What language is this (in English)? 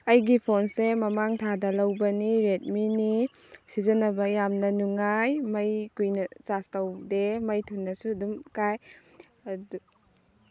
Manipuri